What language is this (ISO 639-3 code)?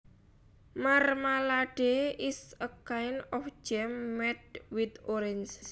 jav